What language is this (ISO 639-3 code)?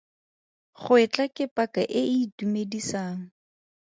tsn